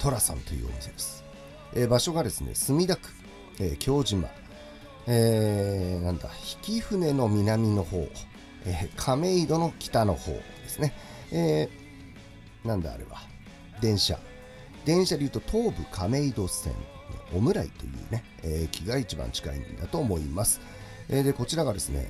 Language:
Japanese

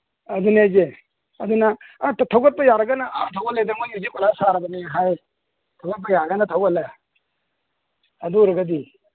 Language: Manipuri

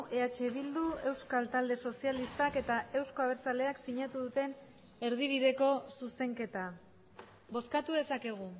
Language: Basque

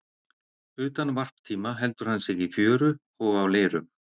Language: Icelandic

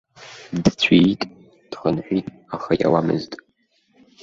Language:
Abkhazian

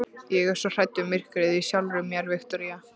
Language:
Icelandic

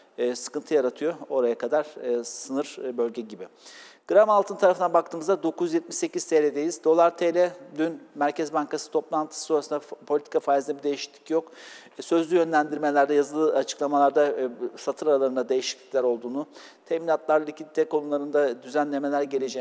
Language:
Turkish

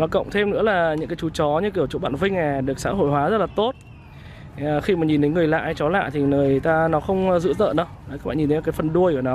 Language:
Vietnamese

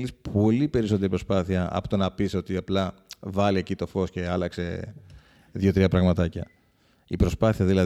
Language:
Greek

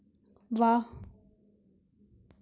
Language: Hindi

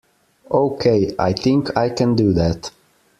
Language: English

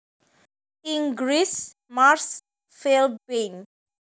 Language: Javanese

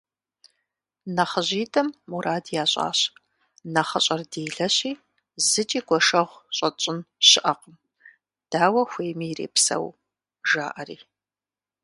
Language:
Kabardian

